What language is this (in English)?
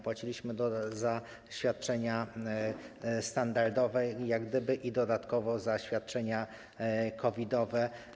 Polish